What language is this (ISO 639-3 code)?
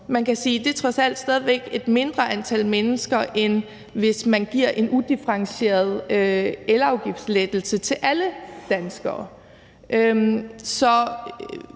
dan